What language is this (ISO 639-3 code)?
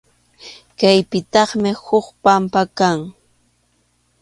qxu